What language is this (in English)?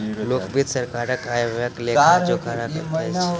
Maithili